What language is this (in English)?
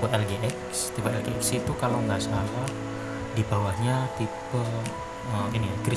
Indonesian